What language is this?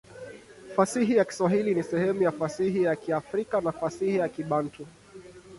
Swahili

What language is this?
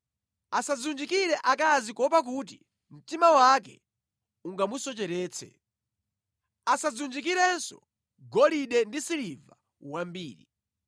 Nyanja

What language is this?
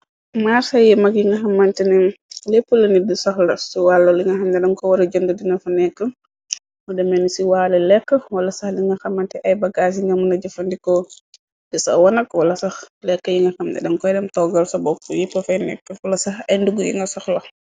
Wolof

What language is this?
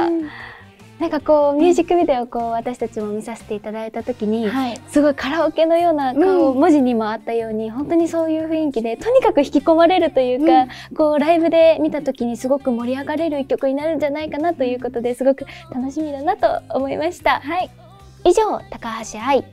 Japanese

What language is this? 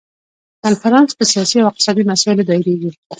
Pashto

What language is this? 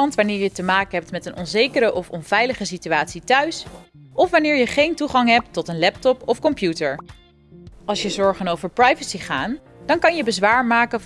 Dutch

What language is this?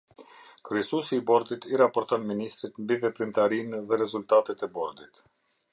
Albanian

